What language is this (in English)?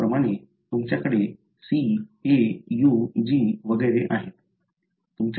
Marathi